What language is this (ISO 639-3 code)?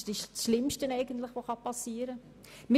gsw